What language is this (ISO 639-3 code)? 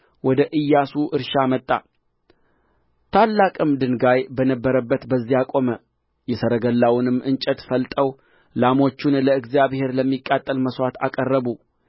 amh